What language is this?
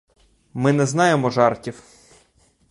Ukrainian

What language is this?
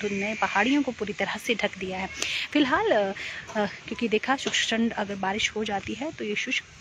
Hindi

